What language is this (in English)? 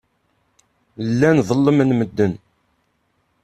Kabyle